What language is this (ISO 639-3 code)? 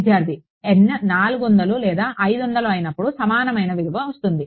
tel